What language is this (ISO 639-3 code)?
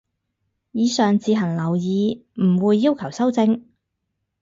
yue